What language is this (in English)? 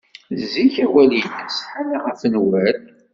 Kabyle